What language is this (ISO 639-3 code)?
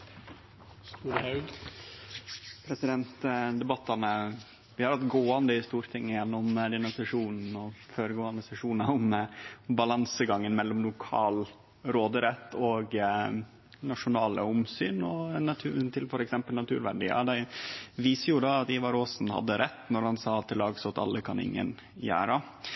nor